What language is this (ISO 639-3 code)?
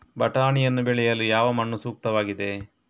kan